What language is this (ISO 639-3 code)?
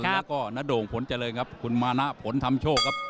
tha